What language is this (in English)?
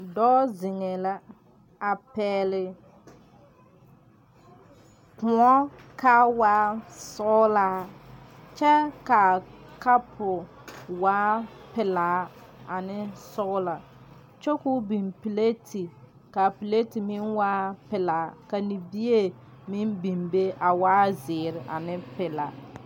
Southern Dagaare